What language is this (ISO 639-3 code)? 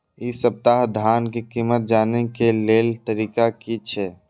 mai